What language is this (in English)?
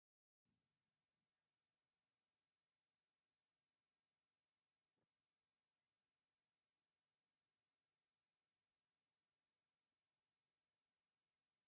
Tigrinya